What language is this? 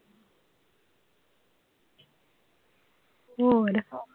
Punjabi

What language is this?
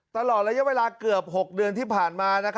Thai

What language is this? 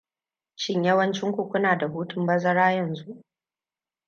Hausa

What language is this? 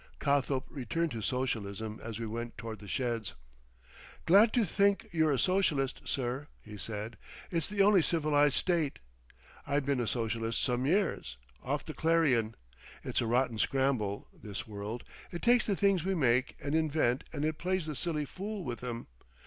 English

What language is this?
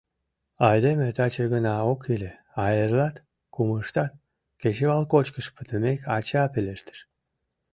Mari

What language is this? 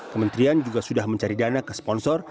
Indonesian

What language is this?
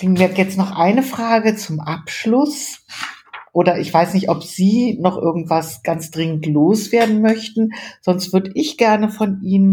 German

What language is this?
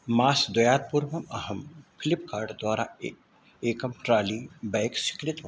Sanskrit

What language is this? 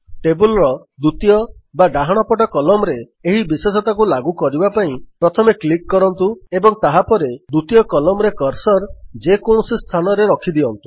Odia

